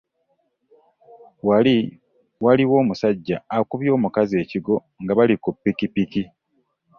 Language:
Ganda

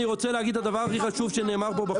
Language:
Hebrew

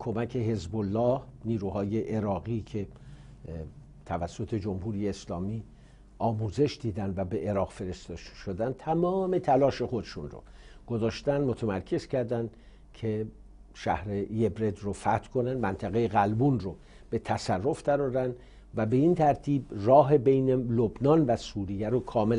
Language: Persian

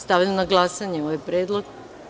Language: Serbian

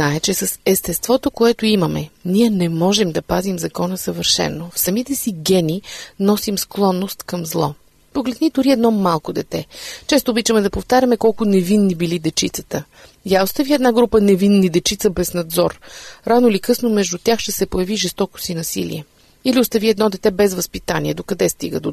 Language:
Bulgarian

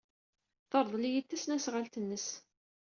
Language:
Kabyle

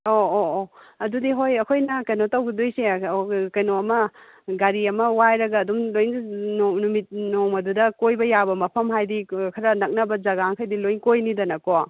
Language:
Manipuri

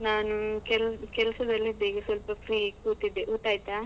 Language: Kannada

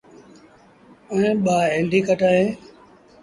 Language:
Sindhi Bhil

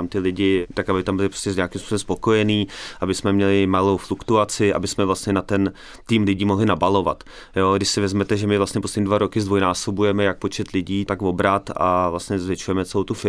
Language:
Czech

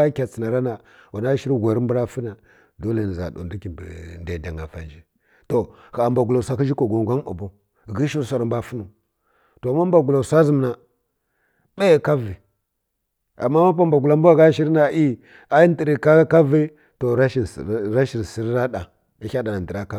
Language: Kirya-Konzəl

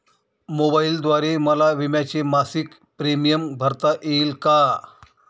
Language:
Marathi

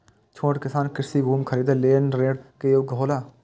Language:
Maithili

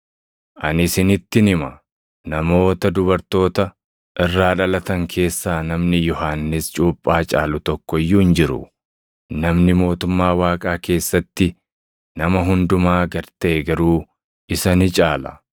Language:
Oromo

